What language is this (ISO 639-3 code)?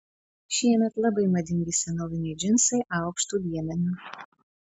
lit